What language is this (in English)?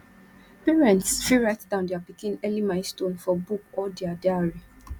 Nigerian Pidgin